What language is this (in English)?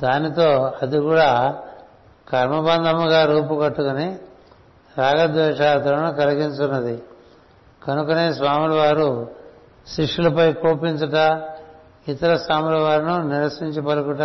Telugu